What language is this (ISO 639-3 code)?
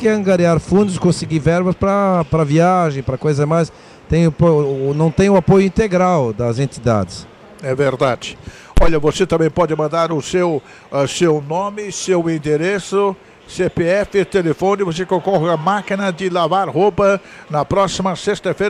por